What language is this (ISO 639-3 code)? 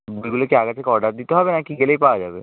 ben